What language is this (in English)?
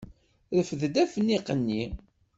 Kabyle